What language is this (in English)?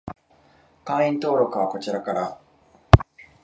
Japanese